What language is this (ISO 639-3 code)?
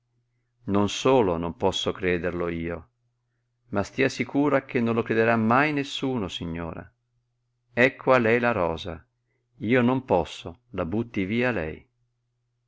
ita